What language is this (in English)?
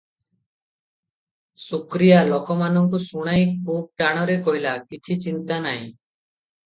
Odia